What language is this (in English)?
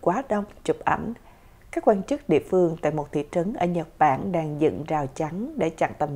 Vietnamese